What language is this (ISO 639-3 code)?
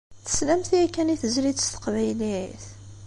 kab